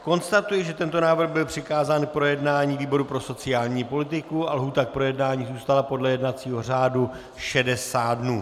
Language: Czech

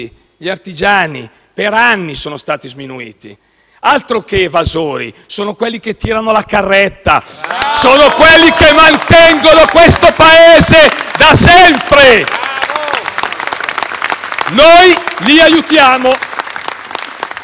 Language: Italian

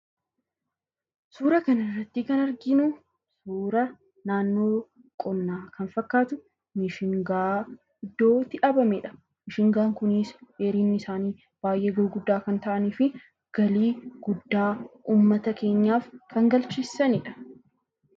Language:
Oromo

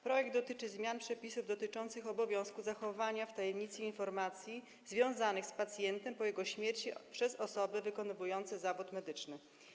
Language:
Polish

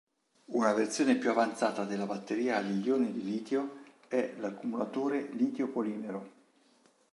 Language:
Italian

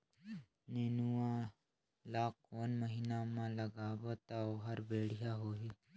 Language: Chhattisgarhi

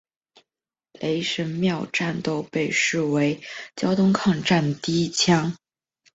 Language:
Chinese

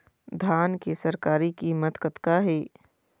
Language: Chhattisgarhi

